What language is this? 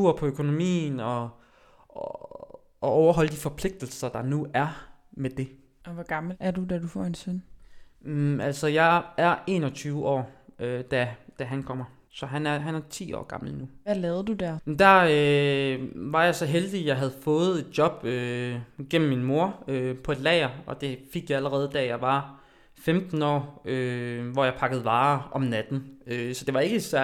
Danish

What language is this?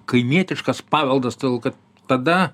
Lithuanian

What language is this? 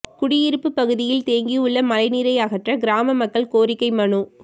Tamil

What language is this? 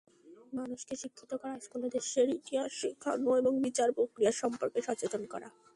Bangla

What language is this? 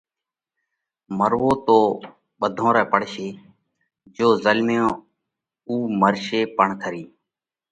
Parkari Koli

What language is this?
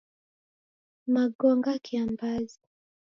Taita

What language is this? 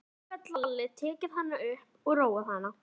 Icelandic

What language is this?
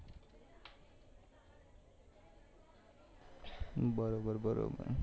Gujarati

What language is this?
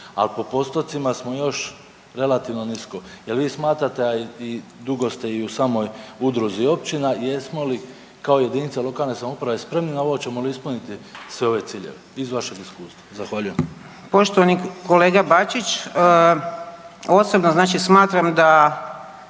Croatian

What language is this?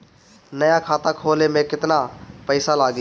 Bhojpuri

